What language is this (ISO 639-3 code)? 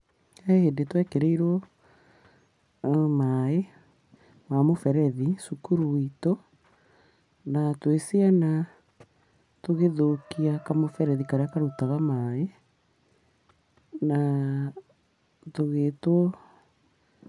kik